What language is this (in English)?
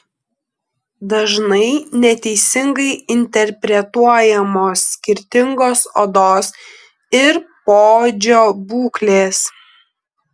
Lithuanian